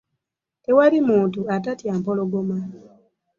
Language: Ganda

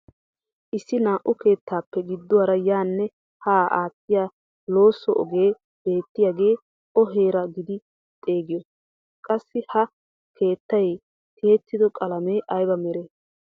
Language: Wolaytta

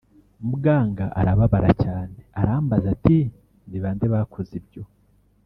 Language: Kinyarwanda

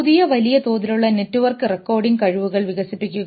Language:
Malayalam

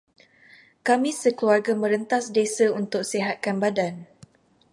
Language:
Malay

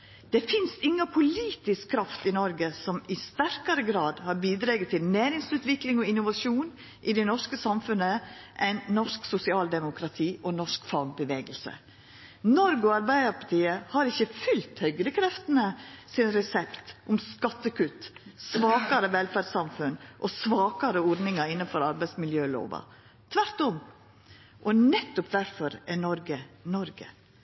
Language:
Norwegian Nynorsk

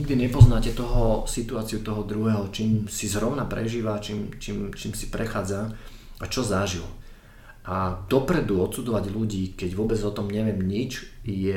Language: Slovak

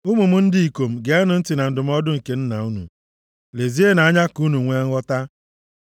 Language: Igbo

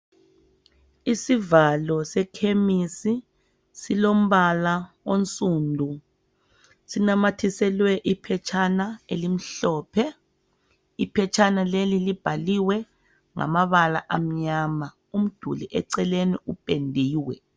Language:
North Ndebele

